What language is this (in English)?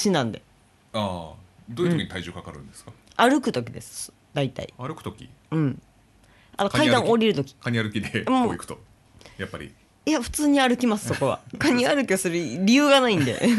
Japanese